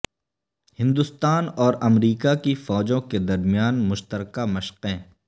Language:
Urdu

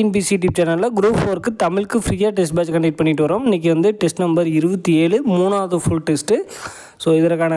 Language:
Tamil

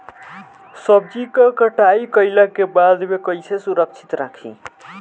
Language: Bhojpuri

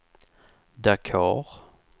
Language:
Swedish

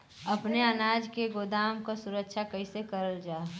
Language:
Bhojpuri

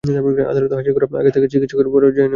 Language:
Bangla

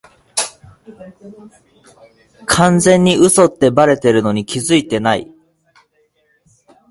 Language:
Japanese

